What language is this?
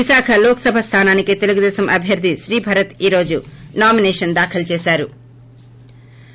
Telugu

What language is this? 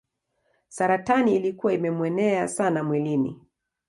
Swahili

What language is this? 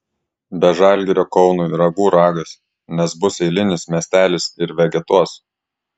Lithuanian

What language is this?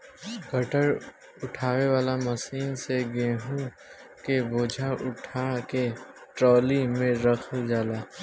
Bhojpuri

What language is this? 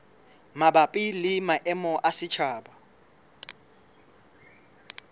Southern Sotho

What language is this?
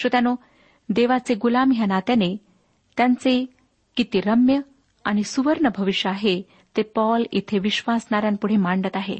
Marathi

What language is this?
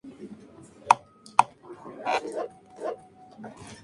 Spanish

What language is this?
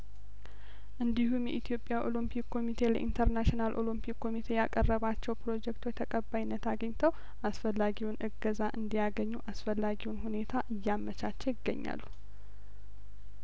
Amharic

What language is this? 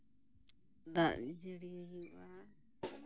Santali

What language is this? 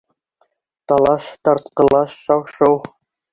Bashkir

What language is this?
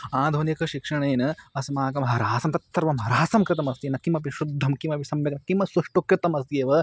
Sanskrit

